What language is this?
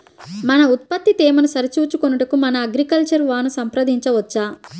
Telugu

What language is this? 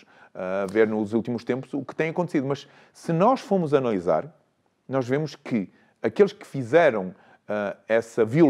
Portuguese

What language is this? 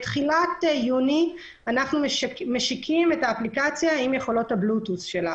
Hebrew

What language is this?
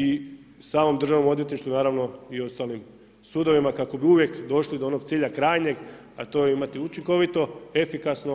Croatian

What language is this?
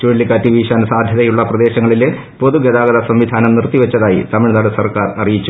Malayalam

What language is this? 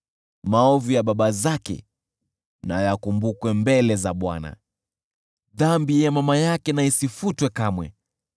Swahili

